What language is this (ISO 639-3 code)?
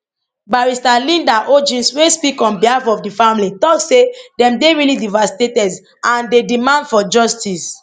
pcm